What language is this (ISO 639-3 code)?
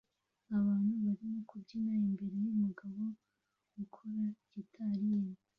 kin